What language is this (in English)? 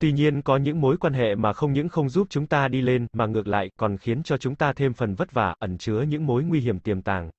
Vietnamese